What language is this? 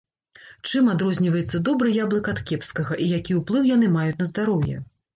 Belarusian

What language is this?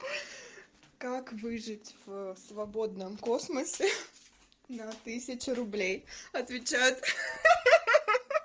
Russian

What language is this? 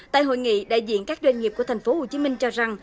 Vietnamese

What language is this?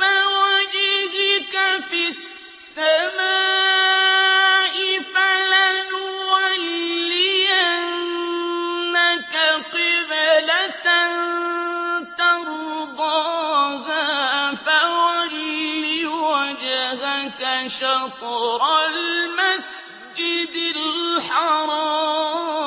Arabic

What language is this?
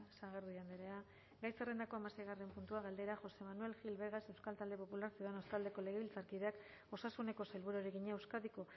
Basque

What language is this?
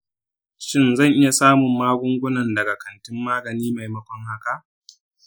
Hausa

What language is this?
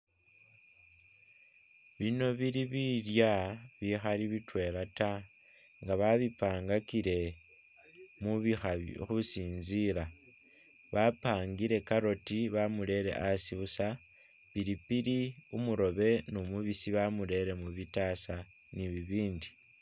Masaaba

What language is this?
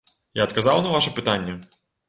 Belarusian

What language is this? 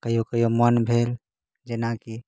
Maithili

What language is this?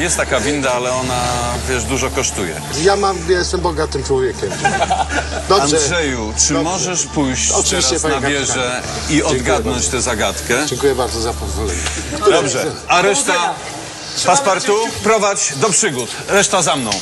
Polish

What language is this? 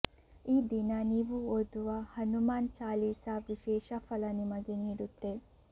Kannada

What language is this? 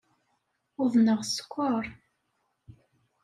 Kabyle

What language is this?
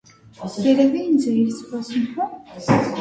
Armenian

